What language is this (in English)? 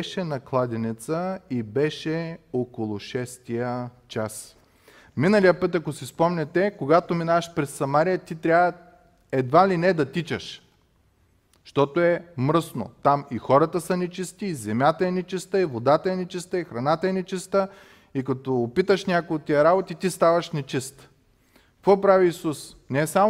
Bulgarian